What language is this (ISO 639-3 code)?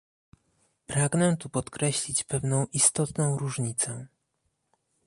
pol